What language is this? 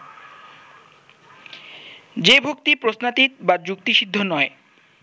Bangla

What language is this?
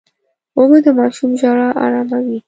Pashto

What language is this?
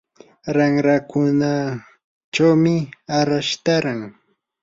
Yanahuanca Pasco Quechua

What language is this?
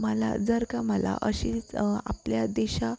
Marathi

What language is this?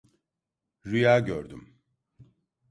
Turkish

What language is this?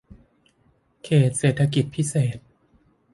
Thai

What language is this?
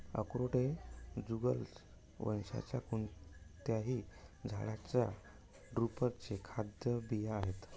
Marathi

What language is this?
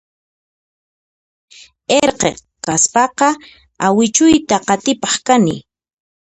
Puno Quechua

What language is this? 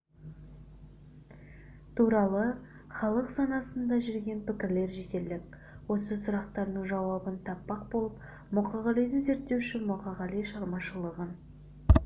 Kazakh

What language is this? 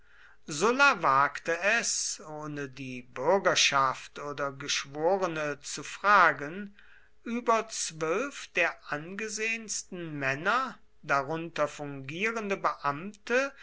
German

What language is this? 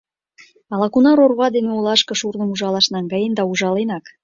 Mari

